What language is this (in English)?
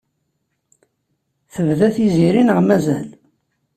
Kabyle